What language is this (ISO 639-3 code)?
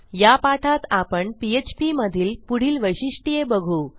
mar